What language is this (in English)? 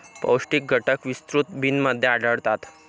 Marathi